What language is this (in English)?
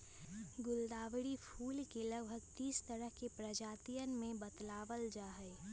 Magahi